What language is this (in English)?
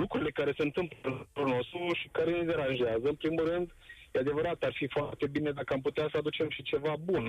Romanian